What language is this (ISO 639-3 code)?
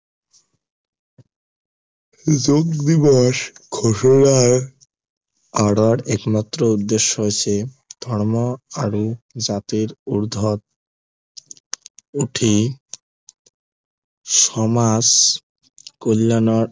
asm